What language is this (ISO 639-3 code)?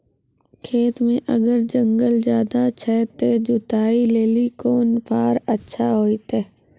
mai